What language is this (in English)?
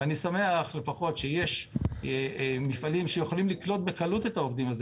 Hebrew